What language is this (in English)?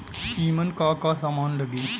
Bhojpuri